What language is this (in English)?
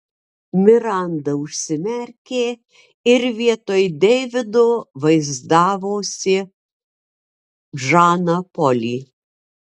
Lithuanian